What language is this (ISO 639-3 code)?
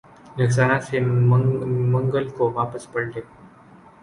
urd